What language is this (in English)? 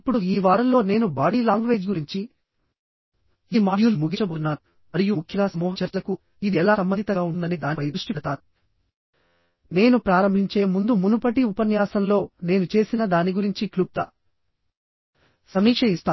Telugu